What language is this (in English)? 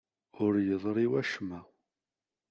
Kabyle